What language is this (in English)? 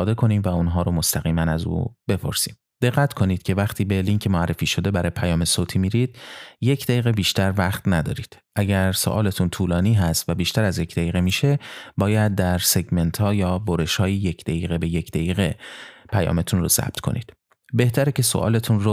Persian